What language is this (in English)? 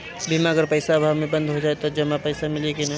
Bhojpuri